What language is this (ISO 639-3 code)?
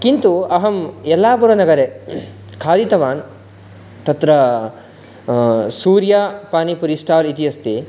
san